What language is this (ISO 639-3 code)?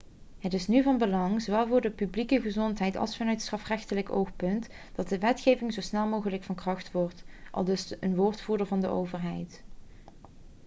nld